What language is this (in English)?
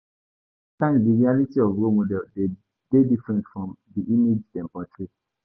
Nigerian Pidgin